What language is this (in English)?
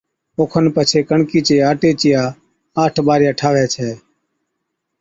Od